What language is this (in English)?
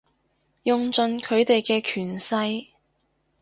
Cantonese